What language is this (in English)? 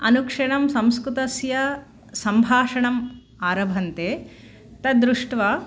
Sanskrit